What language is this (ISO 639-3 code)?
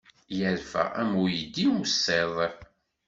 kab